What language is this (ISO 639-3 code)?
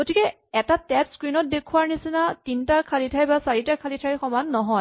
asm